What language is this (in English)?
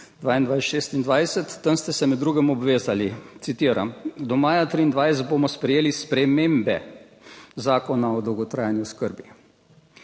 Slovenian